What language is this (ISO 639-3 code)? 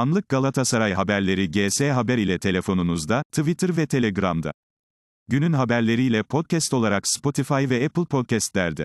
tur